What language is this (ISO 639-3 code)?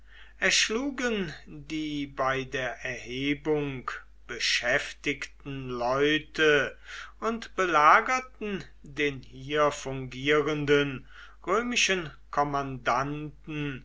deu